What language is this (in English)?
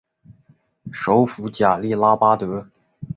Chinese